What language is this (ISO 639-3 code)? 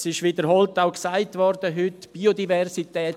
gsw